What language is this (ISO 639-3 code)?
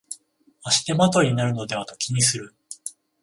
jpn